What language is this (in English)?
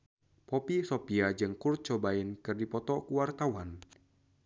Sundanese